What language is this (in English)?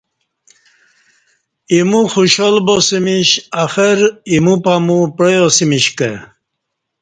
Kati